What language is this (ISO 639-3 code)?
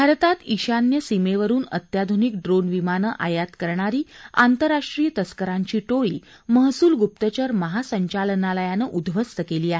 mar